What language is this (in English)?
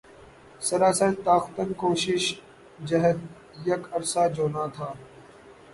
Urdu